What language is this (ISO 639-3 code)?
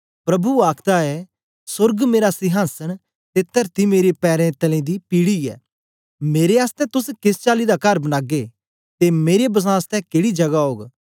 doi